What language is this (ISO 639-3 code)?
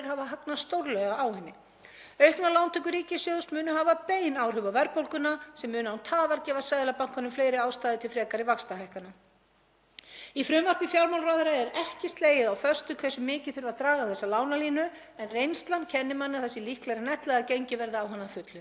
isl